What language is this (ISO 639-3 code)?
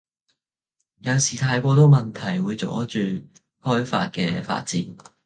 yue